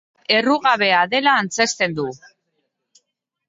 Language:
Basque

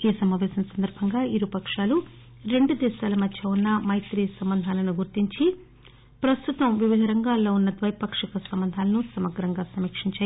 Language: Telugu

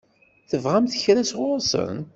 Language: Kabyle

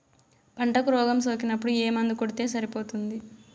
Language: Telugu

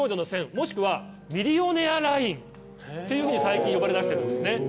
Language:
Japanese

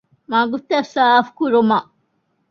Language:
Divehi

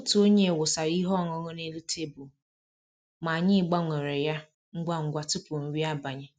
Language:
Igbo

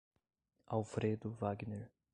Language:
Portuguese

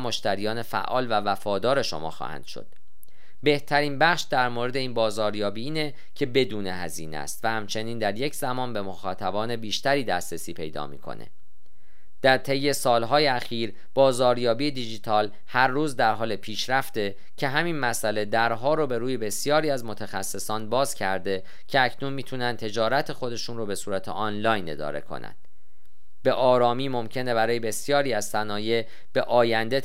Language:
Persian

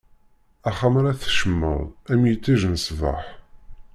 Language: Kabyle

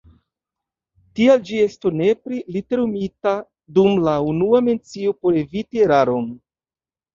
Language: Esperanto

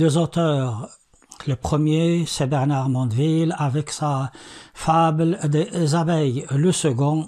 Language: French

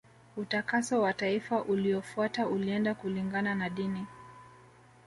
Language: Swahili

